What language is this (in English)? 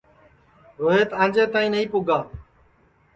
Sansi